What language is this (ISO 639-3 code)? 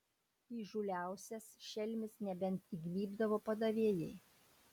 lit